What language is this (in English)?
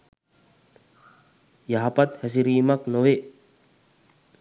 Sinhala